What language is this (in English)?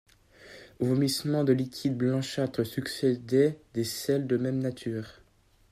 French